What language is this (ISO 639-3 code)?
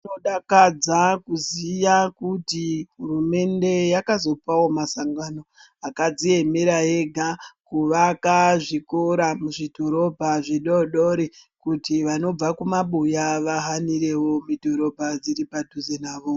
ndc